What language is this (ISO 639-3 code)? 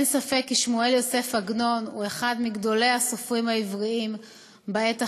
heb